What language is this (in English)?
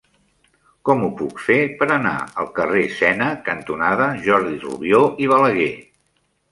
Catalan